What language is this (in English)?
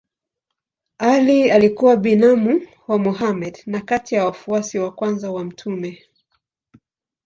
Swahili